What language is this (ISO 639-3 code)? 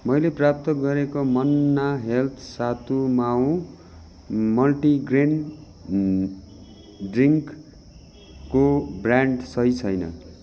nep